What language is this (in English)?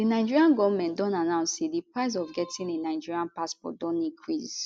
Nigerian Pidgin